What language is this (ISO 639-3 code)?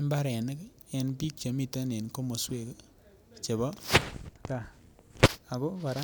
kln